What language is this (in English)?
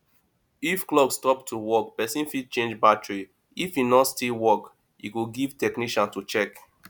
Nigerian Pidgin